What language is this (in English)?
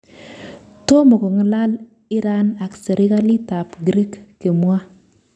Kalenjin